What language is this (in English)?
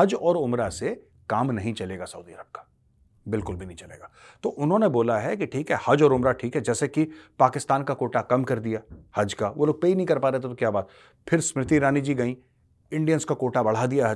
Hindi